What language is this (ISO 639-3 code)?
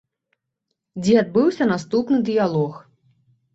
bel